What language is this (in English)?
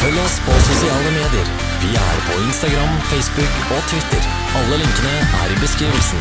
Norwegian